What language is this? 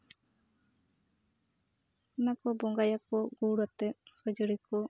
Santali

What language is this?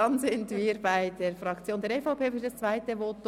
Swiss German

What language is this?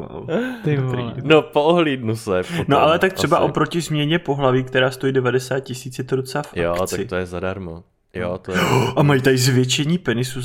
Czech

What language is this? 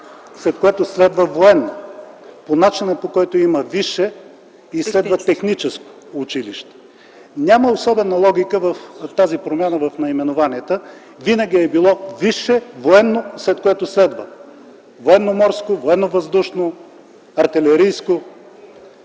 Bulgarian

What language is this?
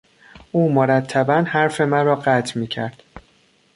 Persian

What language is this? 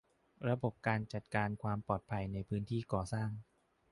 Thai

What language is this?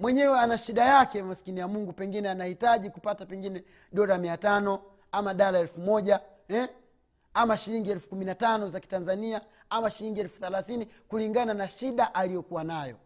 Swahili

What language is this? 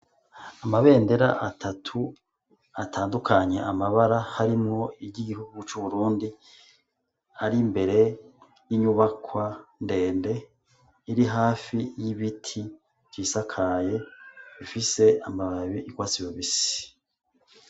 Rundi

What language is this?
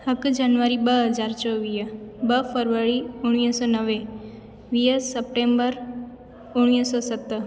Sindhi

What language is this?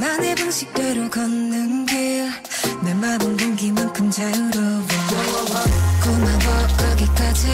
Korean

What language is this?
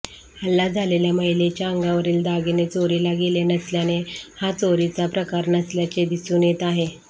Marathi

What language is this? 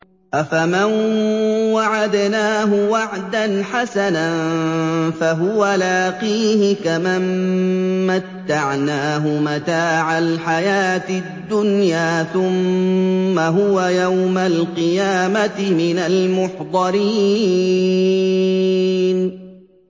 Arabic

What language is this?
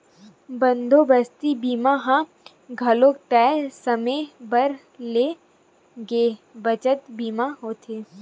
Chhattisgarhi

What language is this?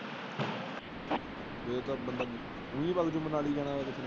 Punjabi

